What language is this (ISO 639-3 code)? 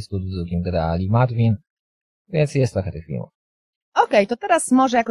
pol